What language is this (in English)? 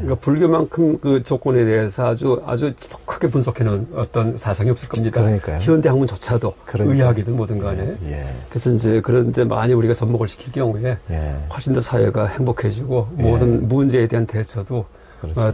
Korean